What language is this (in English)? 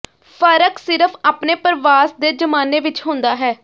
Punjabi